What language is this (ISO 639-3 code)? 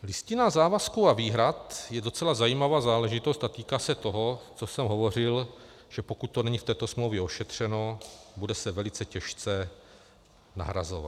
ces